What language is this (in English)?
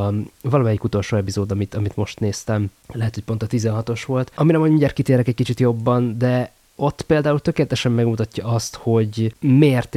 Hungarian